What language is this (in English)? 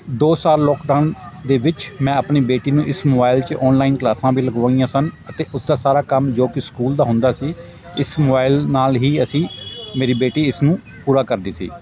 Punjabi